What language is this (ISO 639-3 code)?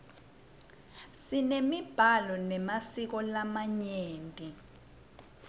ssw